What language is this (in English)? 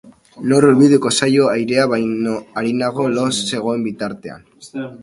Basque